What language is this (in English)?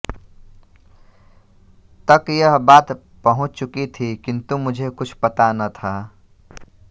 Hindi